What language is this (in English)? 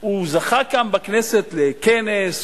Hebrew